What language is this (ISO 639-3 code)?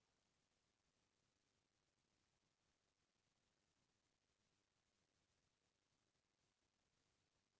hne